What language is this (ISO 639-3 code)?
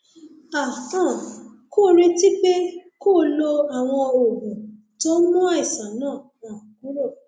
yor